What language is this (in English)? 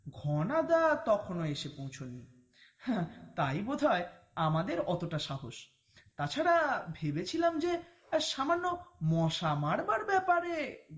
Bangla